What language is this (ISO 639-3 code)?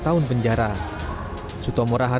ind